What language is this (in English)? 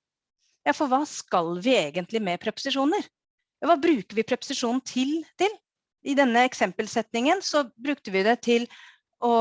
Norwegian